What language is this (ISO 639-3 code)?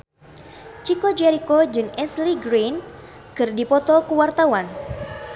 sun